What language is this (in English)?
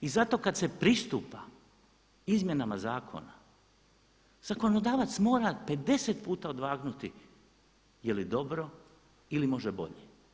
Croatian